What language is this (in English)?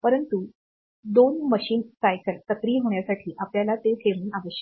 Marathi